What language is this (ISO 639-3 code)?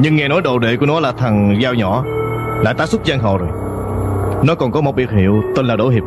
vie